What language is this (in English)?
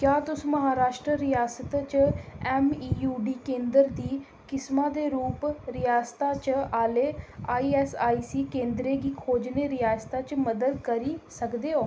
Dogri